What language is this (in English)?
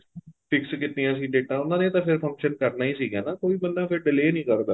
Punjabi